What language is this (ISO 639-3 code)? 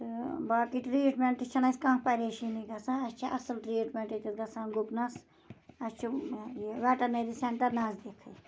kas